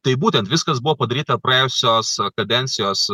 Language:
Lithuanian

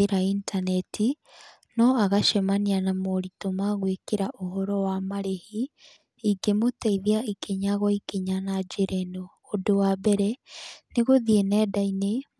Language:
Kikuyu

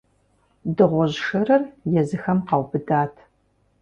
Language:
Kabardian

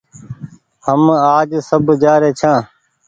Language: Goaria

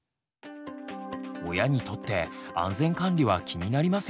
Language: Japanese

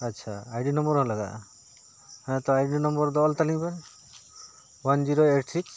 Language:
Santali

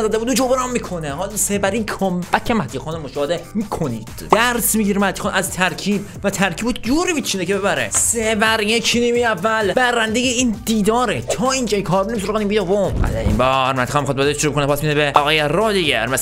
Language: Persian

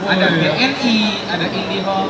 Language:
Indonesian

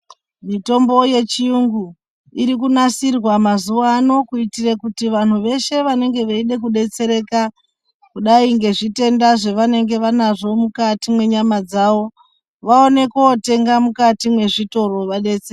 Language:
Ndau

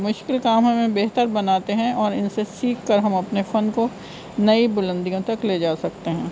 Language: Urdu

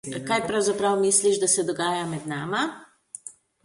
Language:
Slovenian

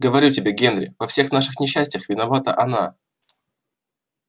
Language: Russian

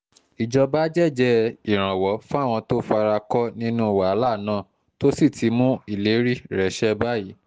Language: Yoruba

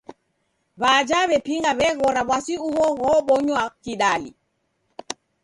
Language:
Taita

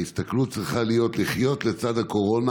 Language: Hebrew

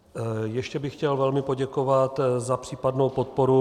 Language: Czech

